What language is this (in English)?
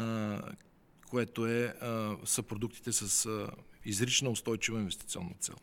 Bulgarian